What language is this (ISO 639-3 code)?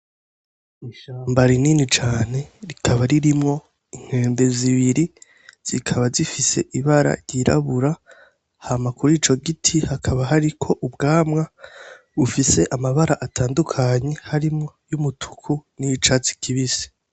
run